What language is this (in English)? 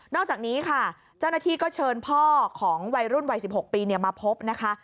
Thai